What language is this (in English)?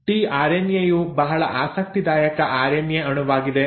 Kannada